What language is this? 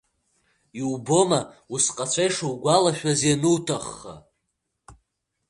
Abkhazian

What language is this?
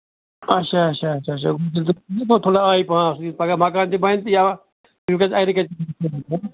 Kashmiri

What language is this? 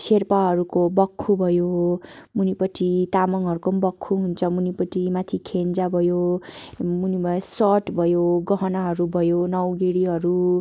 Nepali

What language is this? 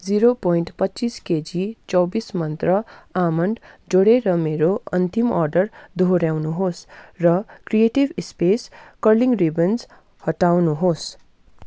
Nepali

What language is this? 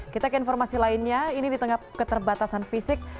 Indonesian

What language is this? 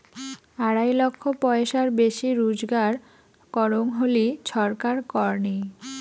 Bangla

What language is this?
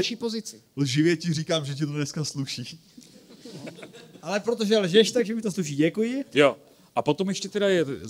Czech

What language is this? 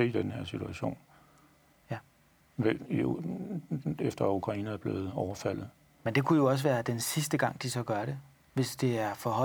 Danish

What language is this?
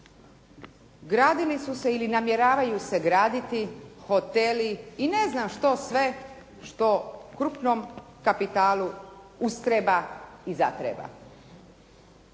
Croatian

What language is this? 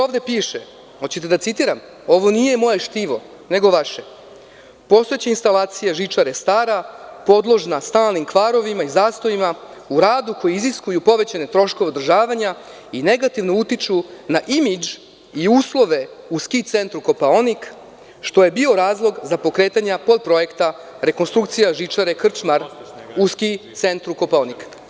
Serbian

